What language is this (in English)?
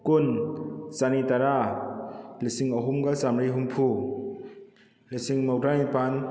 Manipuri